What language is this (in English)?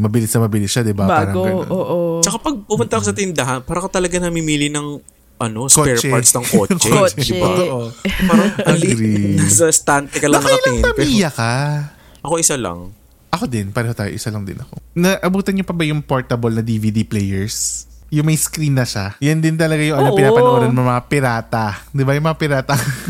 Filipino